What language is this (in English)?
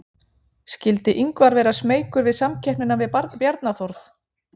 Icelandic